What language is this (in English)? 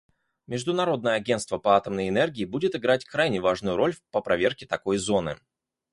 Russian